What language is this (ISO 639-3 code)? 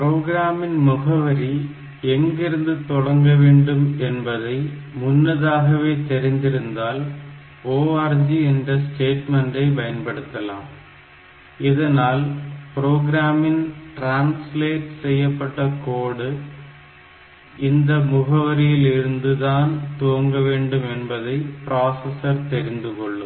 tam